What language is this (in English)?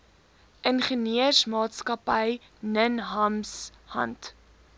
Afrikaans